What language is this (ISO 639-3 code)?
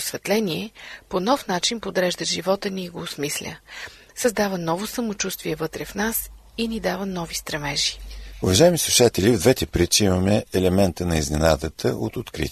bul